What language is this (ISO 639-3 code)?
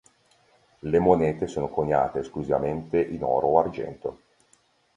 ita